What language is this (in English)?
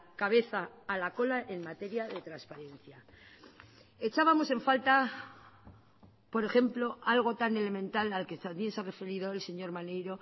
Spanish